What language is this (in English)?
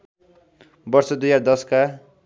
Nepali